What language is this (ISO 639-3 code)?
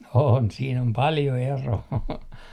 fin